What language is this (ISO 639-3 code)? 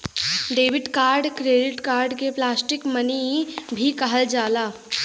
bho